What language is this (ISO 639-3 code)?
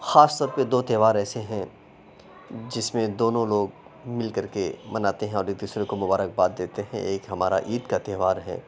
urd